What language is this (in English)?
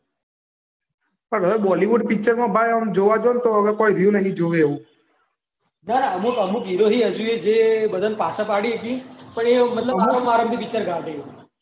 Gujarati